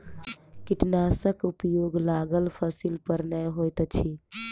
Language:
Maithili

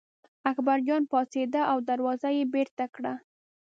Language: Pashto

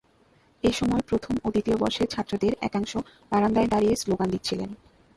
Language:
Bangla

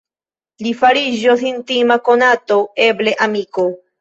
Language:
Esperanto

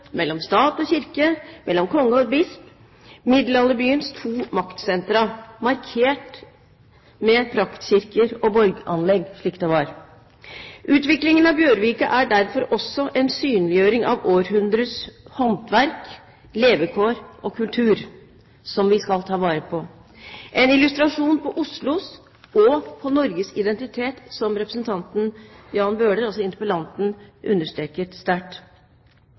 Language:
Norwegian Bokmål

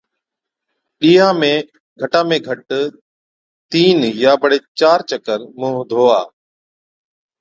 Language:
Od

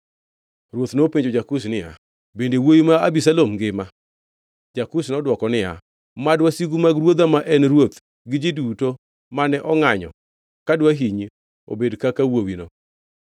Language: Luo (Kenya and Tanzania)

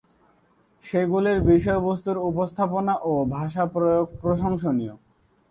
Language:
Bangla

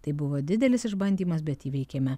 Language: Lithuanian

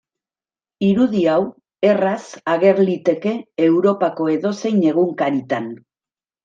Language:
Basque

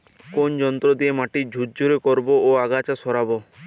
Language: Bangla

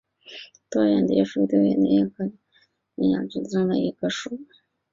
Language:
Chinese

